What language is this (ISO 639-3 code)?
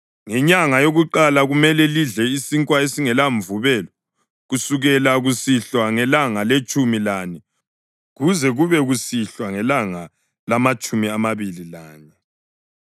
nde